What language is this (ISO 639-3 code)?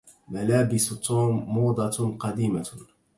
ara